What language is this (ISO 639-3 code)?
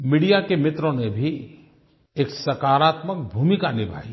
hin